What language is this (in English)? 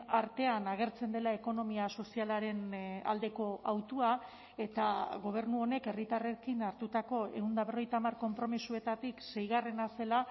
Basque